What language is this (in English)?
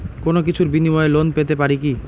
Bangla